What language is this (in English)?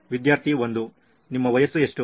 Kannada